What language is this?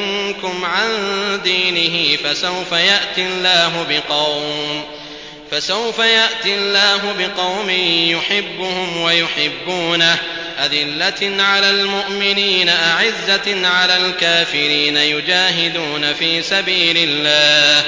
Arabic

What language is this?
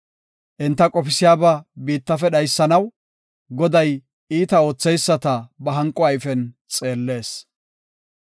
Gofa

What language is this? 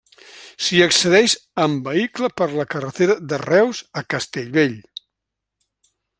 Catalan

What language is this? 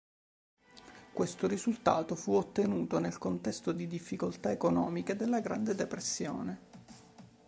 Italian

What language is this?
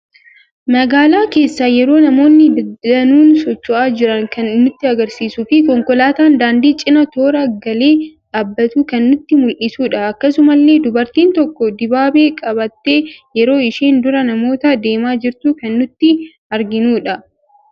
Oromo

